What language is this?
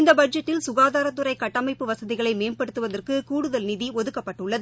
Tamil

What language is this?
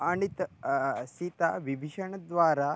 Sanskrit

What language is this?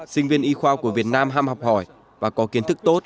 Vietnamese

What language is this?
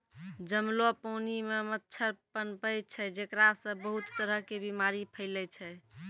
Maithili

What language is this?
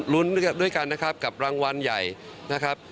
Thai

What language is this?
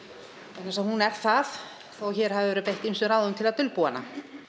Icelandic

